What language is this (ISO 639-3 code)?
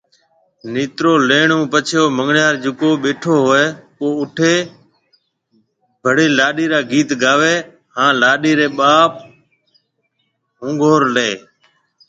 mve